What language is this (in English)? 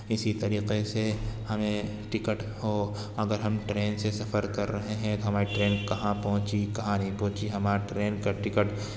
Urdu